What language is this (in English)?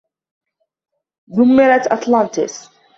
Arabic